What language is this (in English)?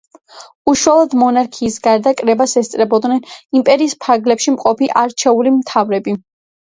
Georgian